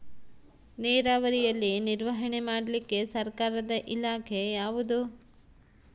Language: Kannada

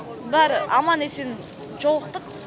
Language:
Kazakh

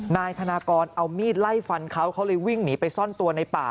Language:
Thai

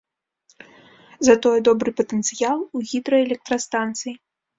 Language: Belarusian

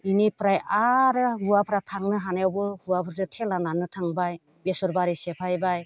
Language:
Bodo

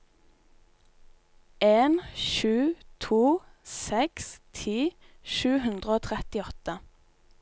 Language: Norwegian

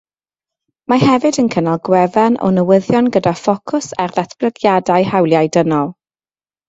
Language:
Welsh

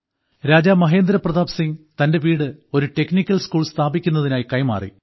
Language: Malayalam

